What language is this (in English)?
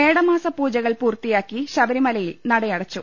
Malayalam